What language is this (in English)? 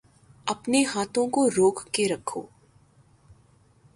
Urdu